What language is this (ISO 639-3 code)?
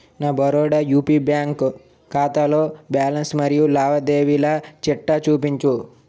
tel